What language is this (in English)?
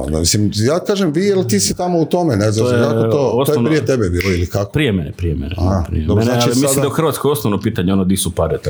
Croatian